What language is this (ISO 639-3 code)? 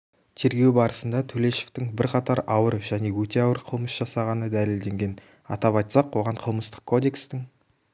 kaz